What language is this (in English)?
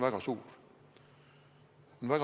Estonian